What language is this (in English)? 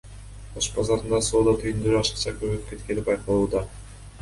Kyrgyz